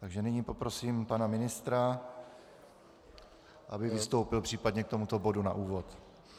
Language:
Czech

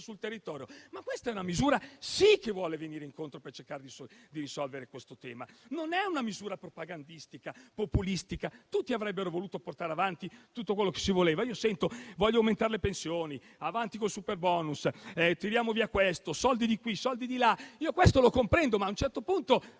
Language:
Italian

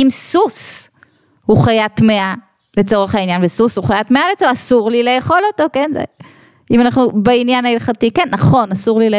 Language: Hebrew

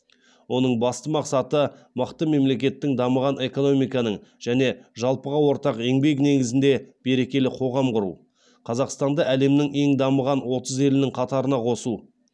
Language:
Kazakh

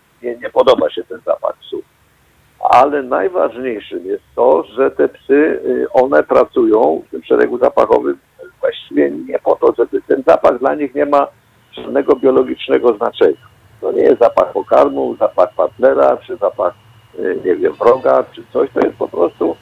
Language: Polish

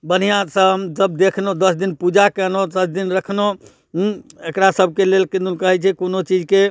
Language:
Maithili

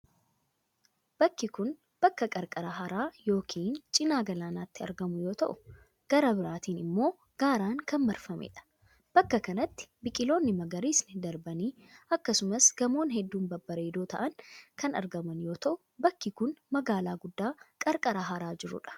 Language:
Oromo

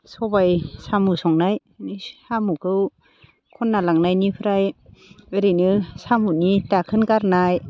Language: Bodo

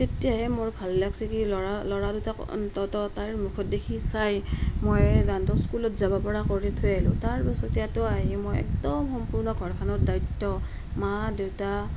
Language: Assamese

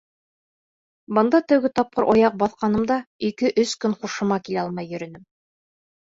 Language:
Bashkir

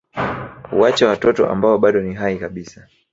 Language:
Swahili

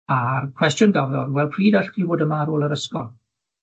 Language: Welsh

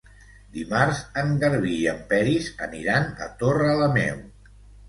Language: Catalan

